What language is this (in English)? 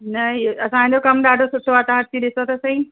Sindhi